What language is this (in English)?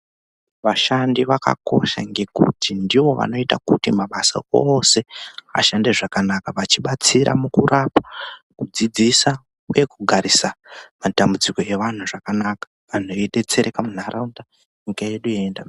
Ndau